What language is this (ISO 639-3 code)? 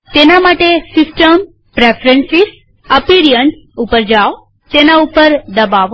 guj